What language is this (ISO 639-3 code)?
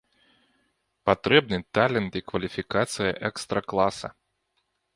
bel